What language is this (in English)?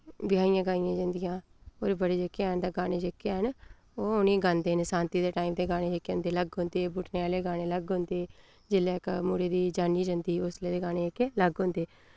Dogri